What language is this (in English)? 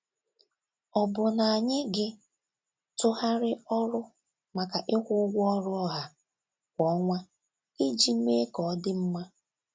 Igbo